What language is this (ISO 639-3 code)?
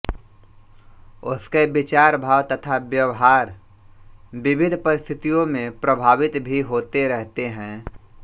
hin